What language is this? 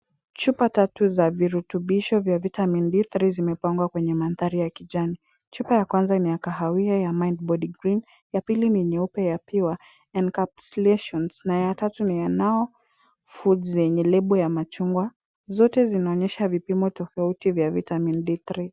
Swahili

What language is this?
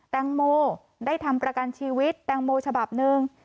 Thai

